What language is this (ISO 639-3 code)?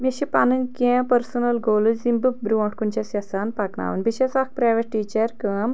kas